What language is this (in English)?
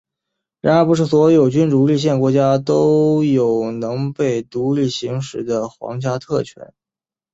Chinese